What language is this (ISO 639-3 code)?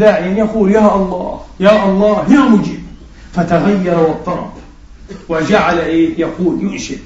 ara